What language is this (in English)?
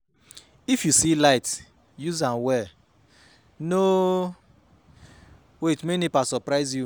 Nigerian Pidgin